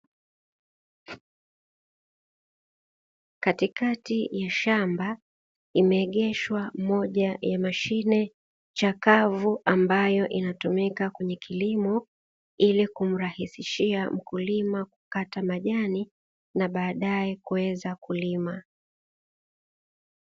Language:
Swahili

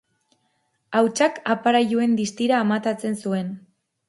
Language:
Basque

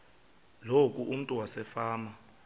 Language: Xhosa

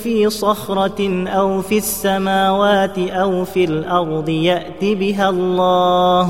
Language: Arabic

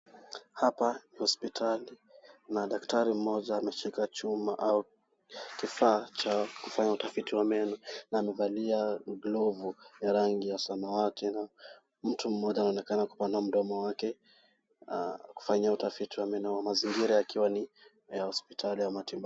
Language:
Swahili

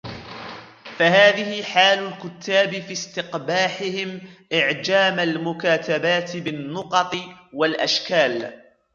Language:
Arabic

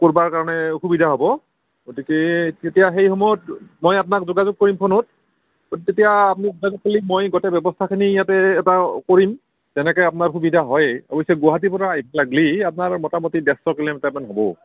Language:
Assamese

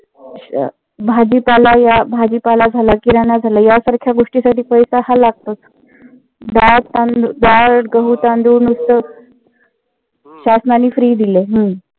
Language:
Marathi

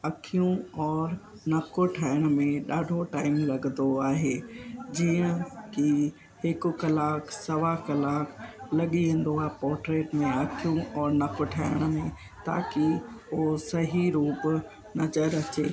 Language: Sindhi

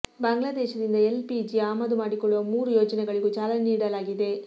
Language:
Kannada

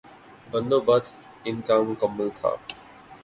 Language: Urdu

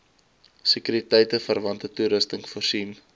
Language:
Afrikaans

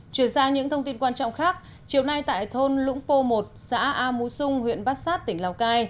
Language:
Vietnamese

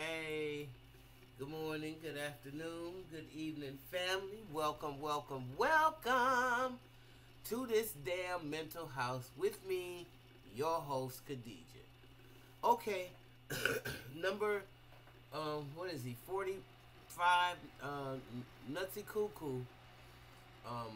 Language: English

